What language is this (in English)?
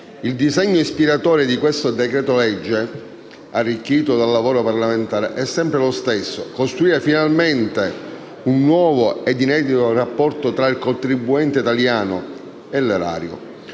Italian